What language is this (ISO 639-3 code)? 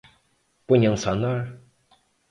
por